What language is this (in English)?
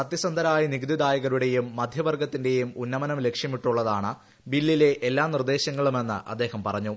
Malayalam